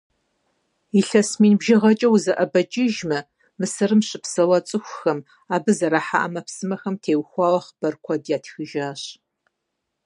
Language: Kabardian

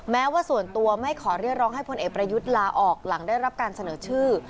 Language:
Thai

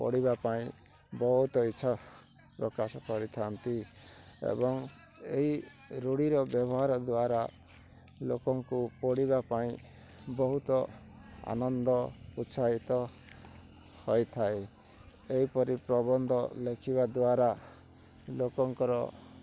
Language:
Odia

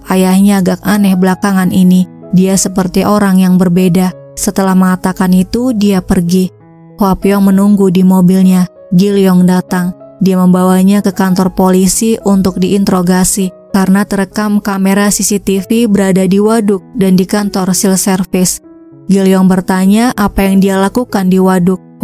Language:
Indonesian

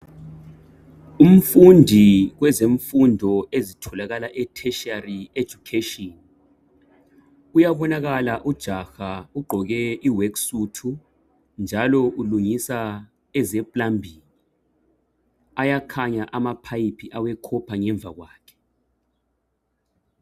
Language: North Ndebele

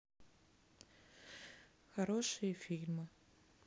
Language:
Russian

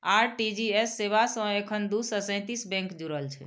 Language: Maithili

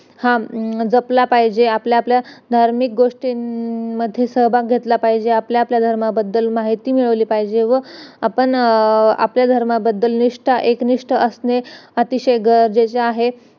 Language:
Marathi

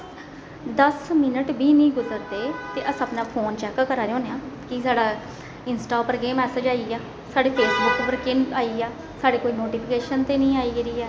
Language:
Dogri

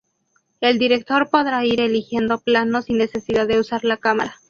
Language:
Spanish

